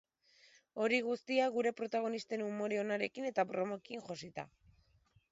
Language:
Basque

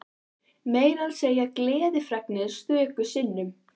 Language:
Icelandic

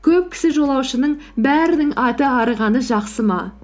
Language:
Kazakh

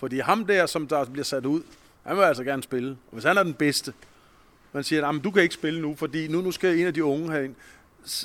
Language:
Danish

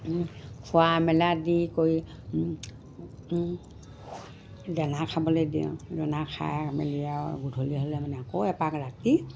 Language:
Assamese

